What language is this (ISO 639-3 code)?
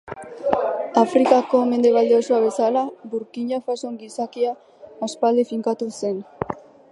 eus